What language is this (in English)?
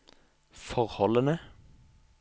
Norwegian